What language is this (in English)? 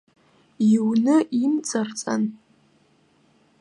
Abkhazian